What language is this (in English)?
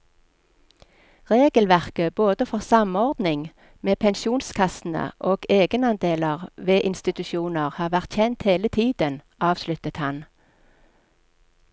Norwegian